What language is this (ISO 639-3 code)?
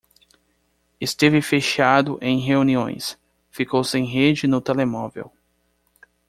por